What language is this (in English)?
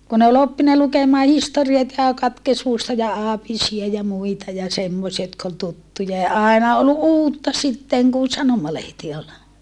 Finnish